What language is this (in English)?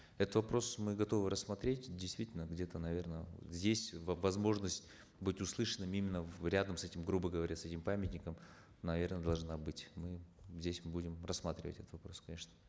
Kazakh